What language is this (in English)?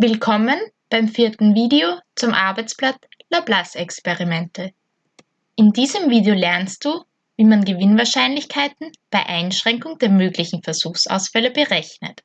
German